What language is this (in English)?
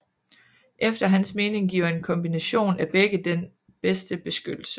Danish